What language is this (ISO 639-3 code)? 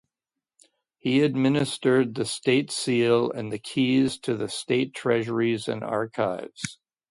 eng